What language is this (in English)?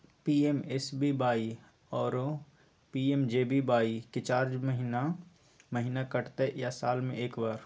Maithili